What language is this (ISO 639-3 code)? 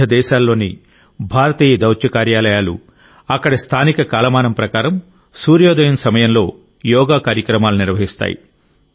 tel